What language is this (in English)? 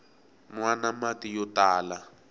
Tsonga